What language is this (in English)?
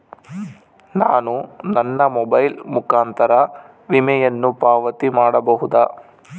Kannada